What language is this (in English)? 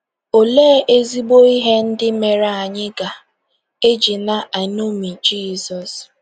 Igbo